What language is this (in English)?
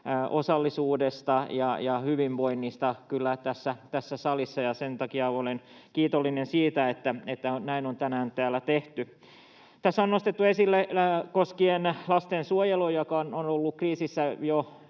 Finnish